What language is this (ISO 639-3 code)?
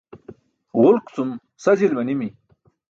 bsk